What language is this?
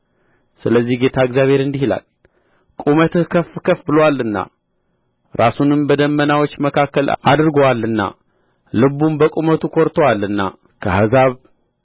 Amharic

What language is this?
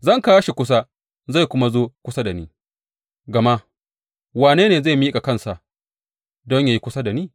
Hausa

